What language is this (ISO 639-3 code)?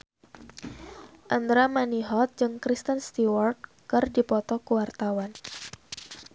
sun